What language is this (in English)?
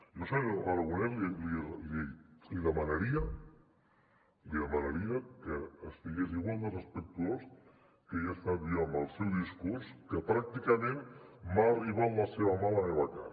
Catalan